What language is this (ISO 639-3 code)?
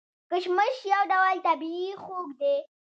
pus